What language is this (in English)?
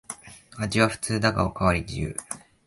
Japanese